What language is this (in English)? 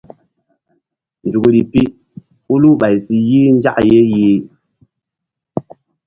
Mbum